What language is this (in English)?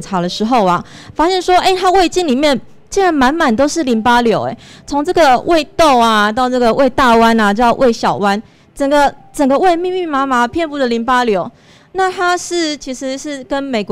Chinese